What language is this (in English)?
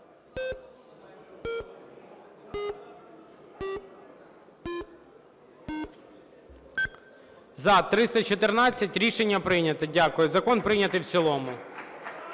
Ukrainian